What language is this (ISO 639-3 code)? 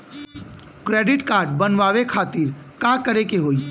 bho